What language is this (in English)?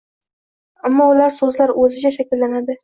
Uzbek